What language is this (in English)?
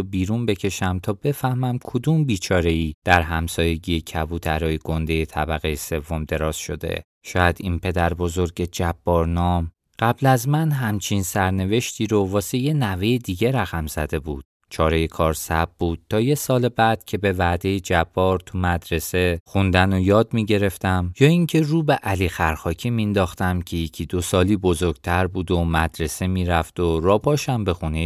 Persian